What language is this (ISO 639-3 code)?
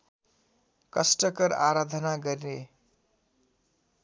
nep